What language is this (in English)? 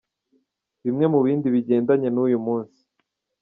Kinyarwanda